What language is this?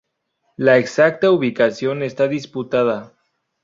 Spanish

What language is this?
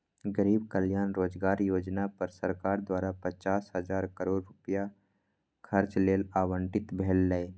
Maithili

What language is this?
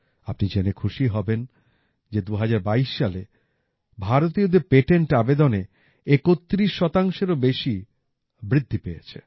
Bangla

